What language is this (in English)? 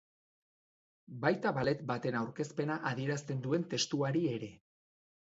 Basque